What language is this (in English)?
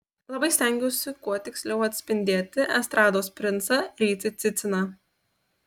Lithuanian